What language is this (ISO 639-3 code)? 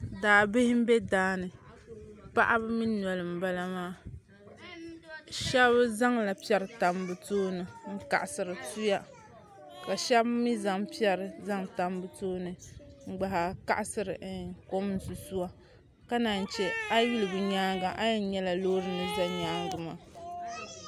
dag